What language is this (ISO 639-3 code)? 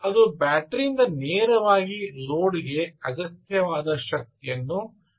kan